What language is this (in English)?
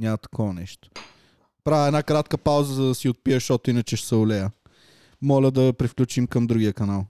Bulgarian